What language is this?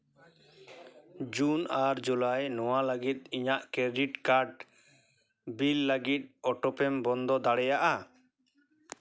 Santali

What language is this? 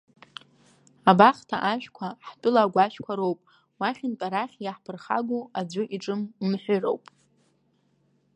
Abkhazian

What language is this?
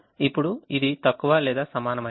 Telugu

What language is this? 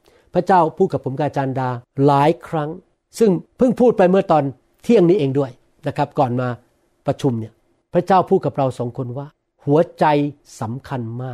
Thai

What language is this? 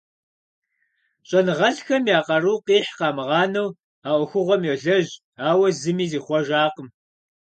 Kabardian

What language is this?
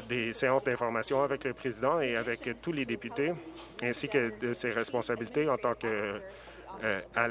French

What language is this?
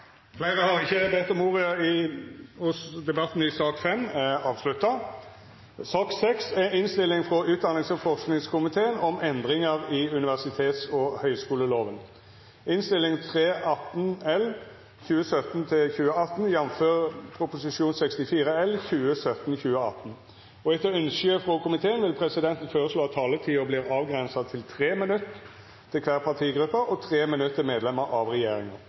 Norwegian Nynorsk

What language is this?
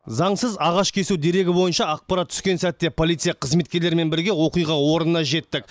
Kazakh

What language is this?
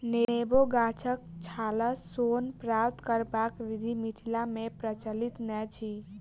Maithili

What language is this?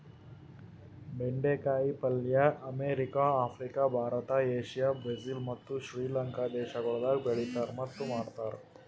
Kannada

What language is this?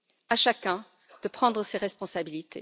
French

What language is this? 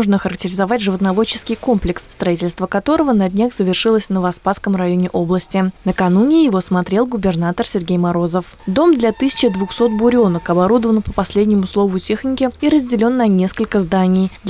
Russian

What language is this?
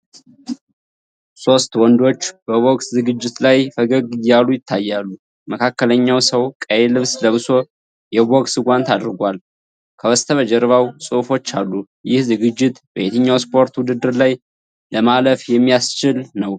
Amharic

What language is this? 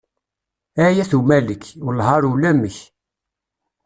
Kabyle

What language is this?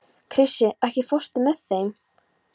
Icelandic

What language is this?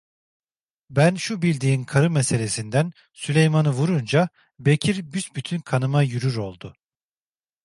Turkish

